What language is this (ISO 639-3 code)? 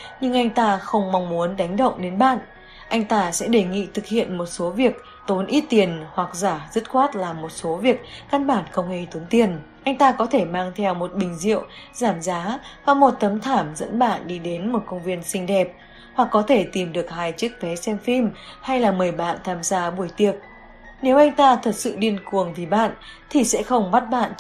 vie